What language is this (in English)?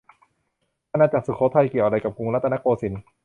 Thai